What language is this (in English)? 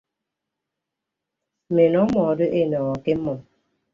Ibibio